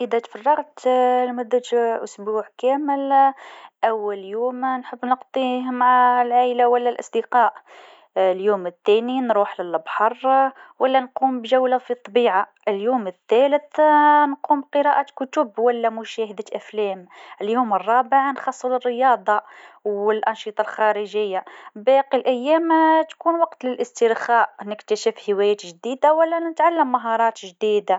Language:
Tunisian Arabic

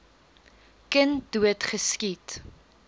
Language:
Afrikaans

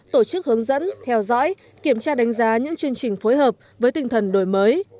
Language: Vietnamese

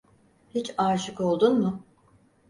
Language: Turkish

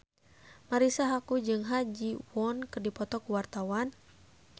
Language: Sundanese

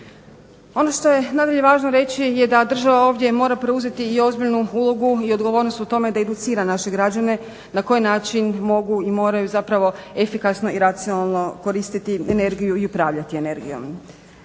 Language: Croatian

